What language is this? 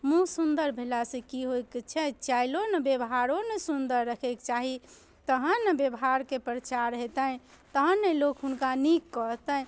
Maithili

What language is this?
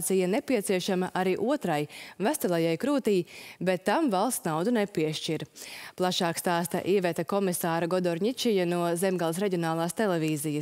Latvian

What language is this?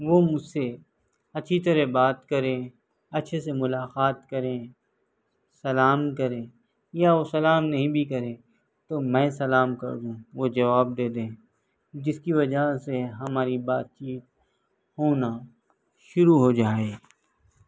Urdu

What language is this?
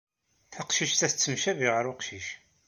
Kabyle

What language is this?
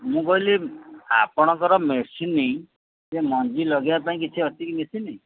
Odia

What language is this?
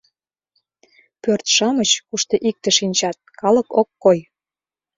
Mari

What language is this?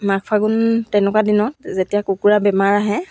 Assamese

